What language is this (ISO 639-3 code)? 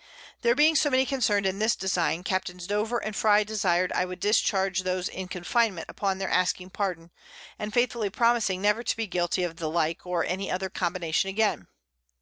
eng